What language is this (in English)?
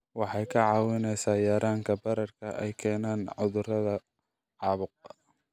Somali